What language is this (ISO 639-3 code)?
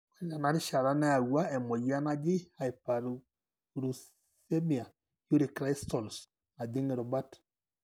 mas